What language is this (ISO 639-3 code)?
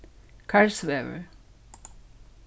fao